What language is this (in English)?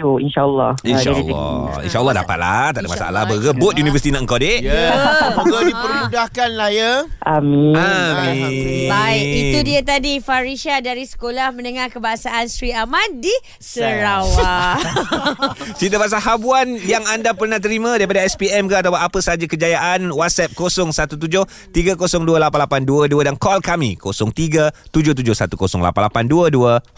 Malay